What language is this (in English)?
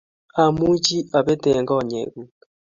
Kalenjin